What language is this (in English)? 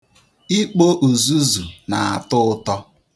Igbo